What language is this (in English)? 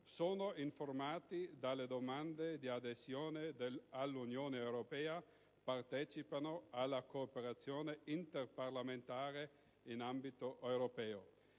Italian